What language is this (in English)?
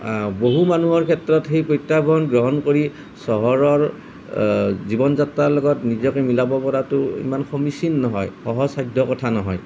Assamese